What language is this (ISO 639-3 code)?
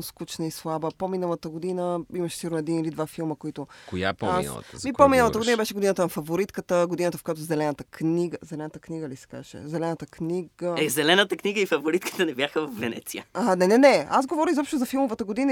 bul